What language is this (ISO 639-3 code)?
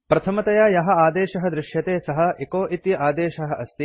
san